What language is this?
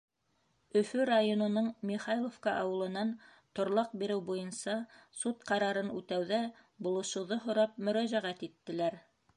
Bashkir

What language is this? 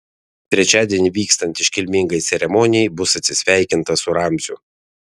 Lithuanian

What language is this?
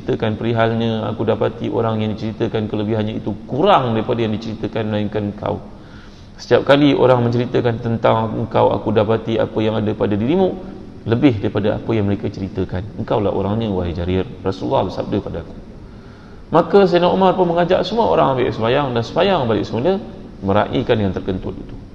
Malay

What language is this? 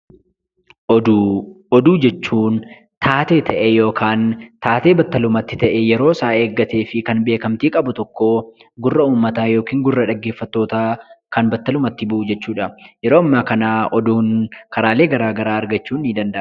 Oromo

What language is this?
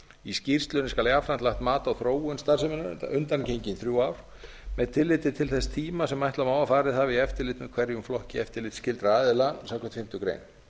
Icelandic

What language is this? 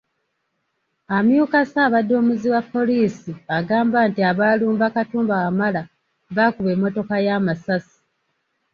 Ganda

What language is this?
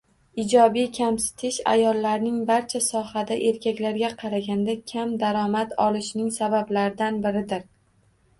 Uzbek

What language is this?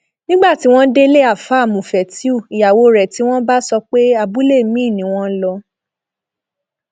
Yoruba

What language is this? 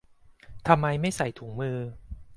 Thai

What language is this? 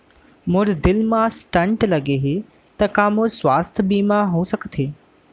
Chhattisgarhi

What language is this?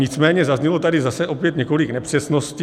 Czech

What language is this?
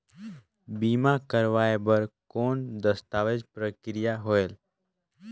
Chhattisgarhi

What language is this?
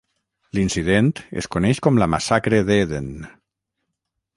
Catalan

